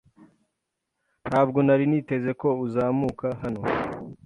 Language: Kinyarwanda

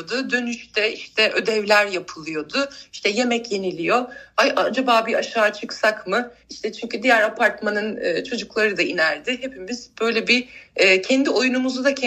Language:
Turkish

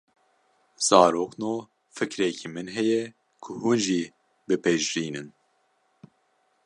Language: Kurdish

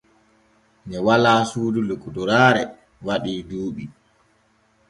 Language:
Borgu Fulfulde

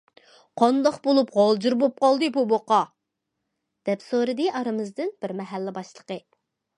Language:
Uyghur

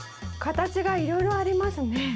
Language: Japanese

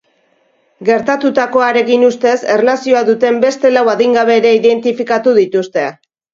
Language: Basque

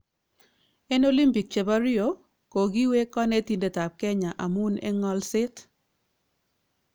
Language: Kalenjin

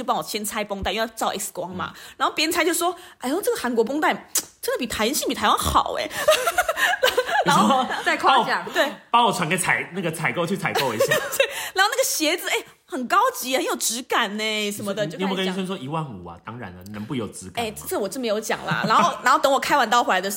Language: Chinese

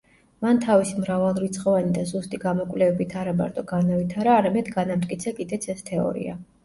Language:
Georgian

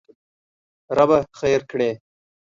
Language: Pashto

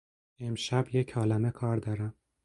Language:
Persian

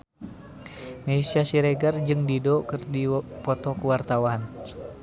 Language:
Sundanese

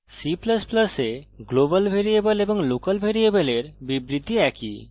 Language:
Bangla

